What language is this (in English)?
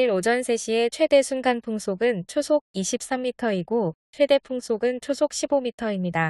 Korean